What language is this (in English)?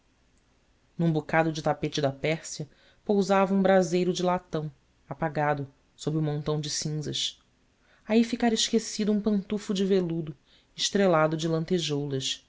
Portuguese